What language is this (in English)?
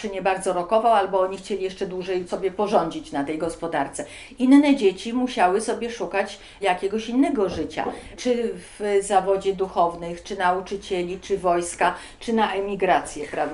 Polish